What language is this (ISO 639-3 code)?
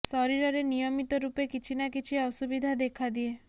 ori